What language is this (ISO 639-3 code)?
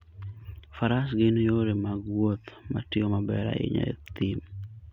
luo